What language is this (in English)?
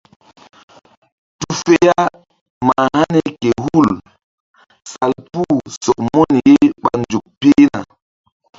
Mbum